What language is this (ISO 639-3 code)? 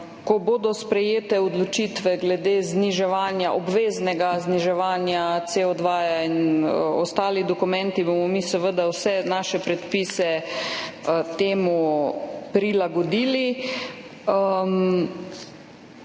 slv